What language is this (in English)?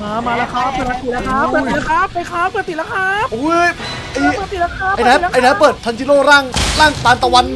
Thai